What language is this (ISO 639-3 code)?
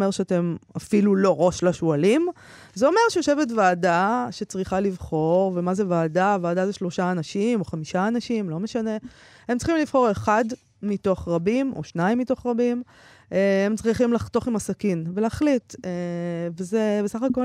heb